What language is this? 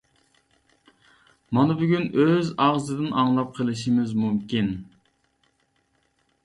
Uyghur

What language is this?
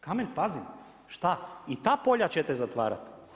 Croatian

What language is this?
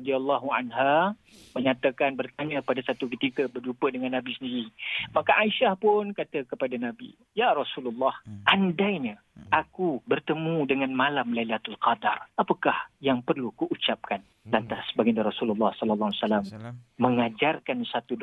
Malay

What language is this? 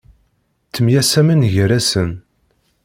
Kabyle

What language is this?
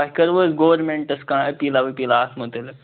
Kashmiri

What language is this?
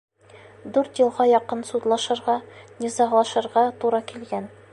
Bashkir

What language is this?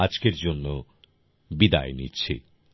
Bangla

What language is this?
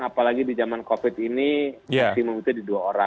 Indonesian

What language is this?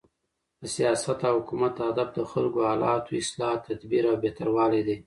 Pashto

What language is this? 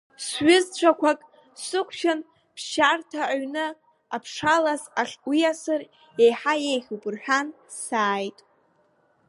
Abkhazian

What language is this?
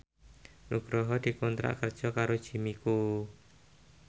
Javanese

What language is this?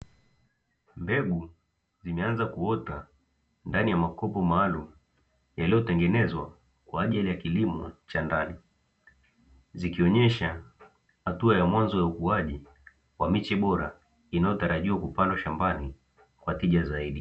Swahili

